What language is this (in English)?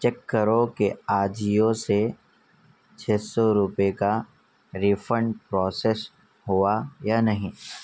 Urdu